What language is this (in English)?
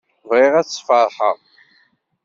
Kabyle